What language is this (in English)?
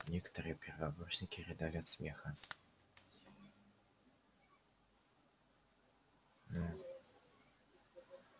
Russian